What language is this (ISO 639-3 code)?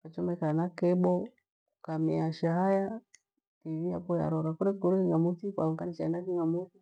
gwe